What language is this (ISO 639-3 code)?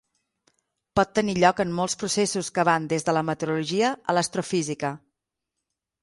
cat